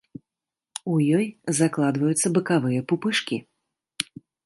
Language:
Belarusian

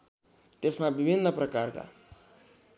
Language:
Nepali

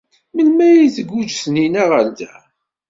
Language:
Kabyle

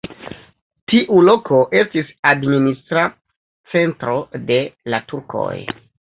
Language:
Esperanto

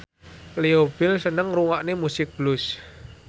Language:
Javanese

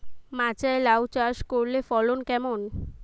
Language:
Bangla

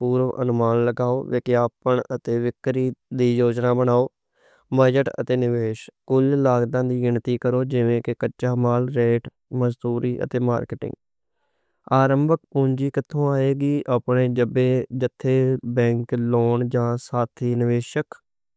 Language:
Western Panjabi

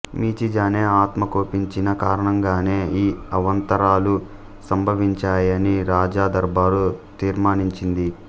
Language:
Telugu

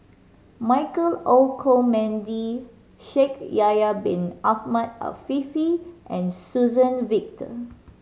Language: English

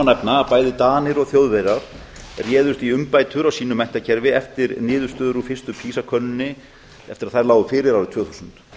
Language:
Icelandic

